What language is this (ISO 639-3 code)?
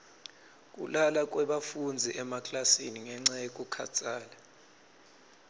ssw